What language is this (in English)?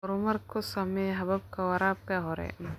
Somali